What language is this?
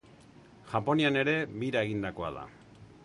Basque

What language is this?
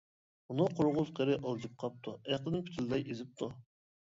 Uyghur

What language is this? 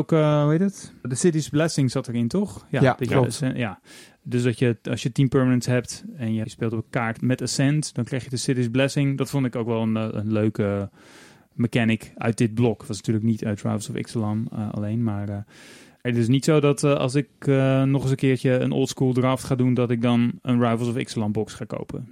Dutch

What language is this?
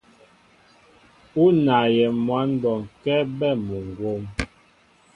Mbo (Cameroon)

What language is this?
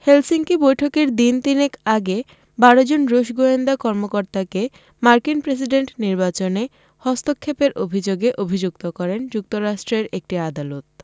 Bangla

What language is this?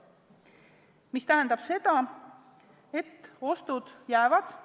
Estonian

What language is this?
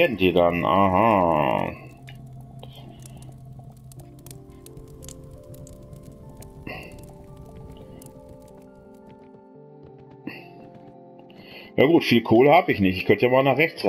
German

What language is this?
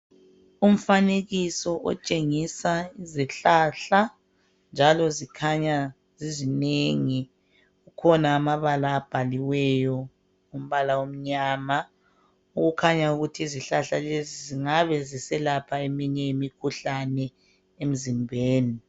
North Ndebele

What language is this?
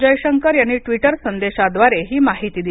Marathi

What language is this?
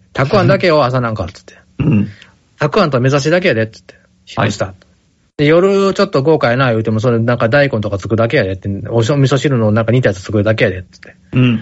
Japanese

